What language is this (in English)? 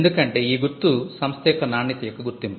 Telugu